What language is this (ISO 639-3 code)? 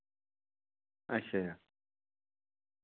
doi